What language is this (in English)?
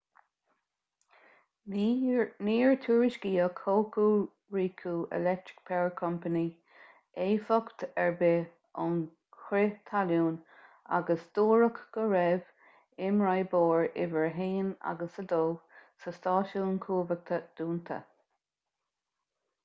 Irish